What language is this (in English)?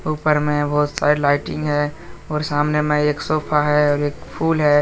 Hindi